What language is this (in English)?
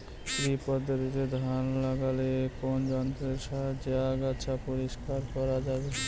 Bangla